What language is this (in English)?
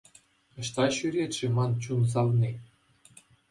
Chuvash